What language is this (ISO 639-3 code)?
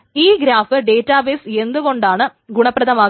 mal